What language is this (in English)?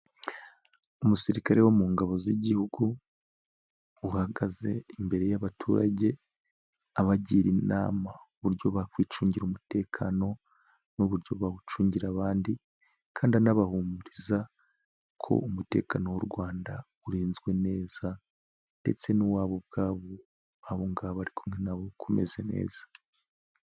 Kinyarwanda